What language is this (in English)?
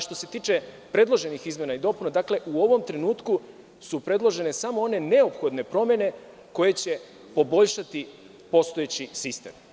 Serbian